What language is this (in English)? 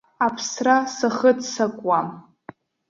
Abkhazian